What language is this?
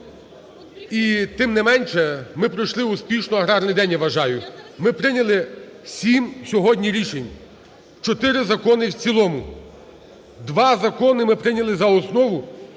Ukrainian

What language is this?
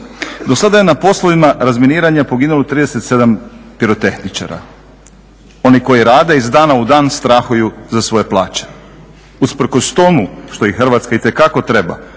Croatian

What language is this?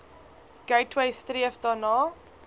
Afrikaans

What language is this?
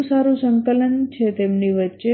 Gujarati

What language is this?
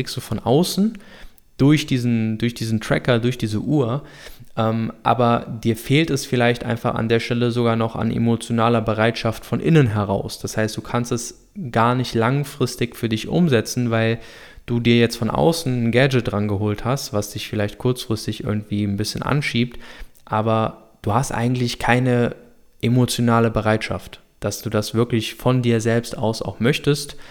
German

